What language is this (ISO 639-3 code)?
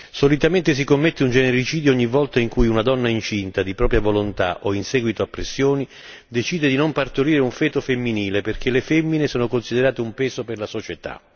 ita